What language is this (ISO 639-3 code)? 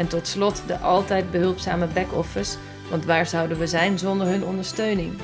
nld